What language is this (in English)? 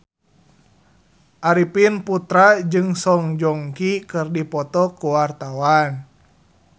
Sundanese